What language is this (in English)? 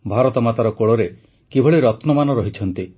Odia